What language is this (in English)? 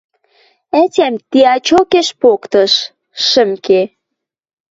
Western Mari